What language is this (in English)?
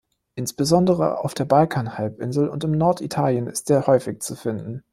German